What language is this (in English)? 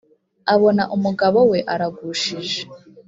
Kinyarwanda